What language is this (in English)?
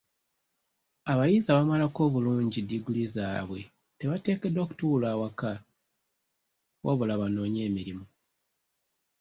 Ganda